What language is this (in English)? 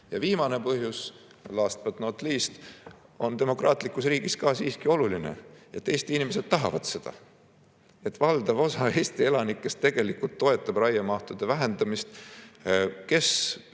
Estonian